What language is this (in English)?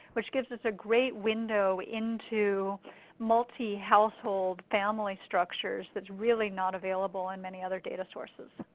English